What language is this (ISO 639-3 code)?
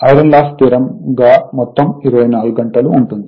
tel